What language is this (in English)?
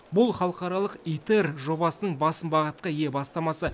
Kazakh